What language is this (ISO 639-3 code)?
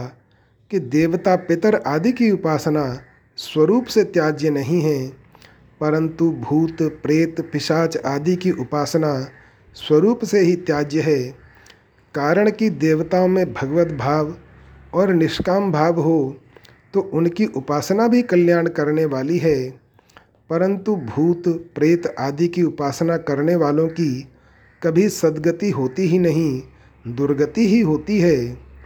hin